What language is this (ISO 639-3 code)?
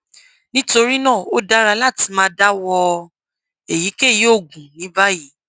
yor